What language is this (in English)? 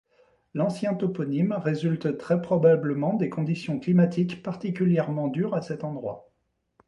French